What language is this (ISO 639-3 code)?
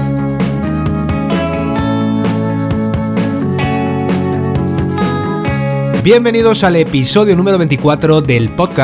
spa